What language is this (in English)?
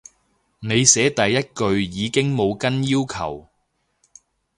Cantonese